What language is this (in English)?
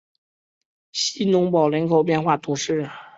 Chinese